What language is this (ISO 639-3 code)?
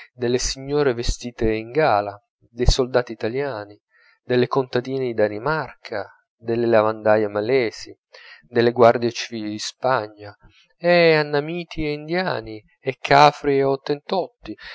ita